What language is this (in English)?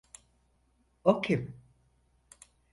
Turkish